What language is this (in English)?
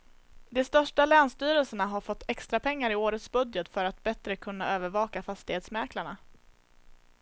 Swedish